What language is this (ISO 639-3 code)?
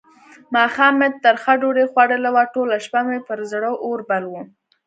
pus